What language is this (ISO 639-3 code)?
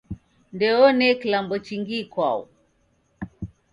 dav